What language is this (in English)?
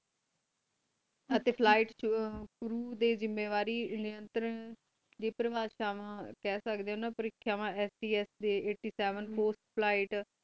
Punjabi